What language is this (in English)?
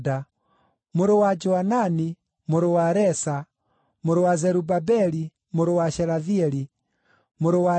Kikuyu